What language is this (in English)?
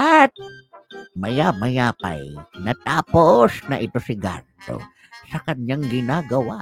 Filipino